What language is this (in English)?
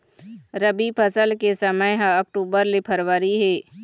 Chhattisgarhi